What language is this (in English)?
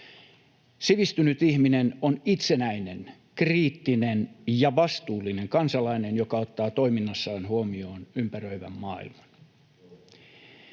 Finnish